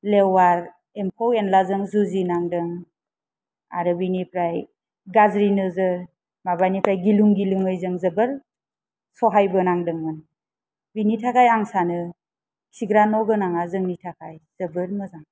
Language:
Bodo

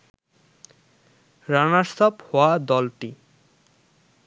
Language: Bangla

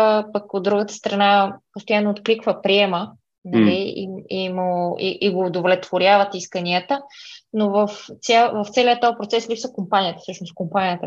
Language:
Bulgarian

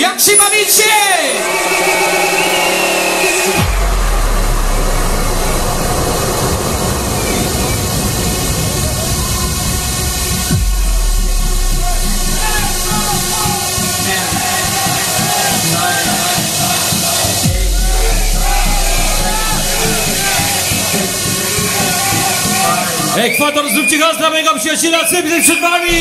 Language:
Polish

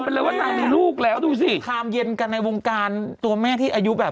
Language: Thai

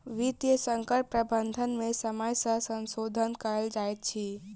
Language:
Maithili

